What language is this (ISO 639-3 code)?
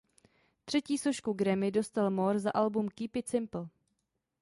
ces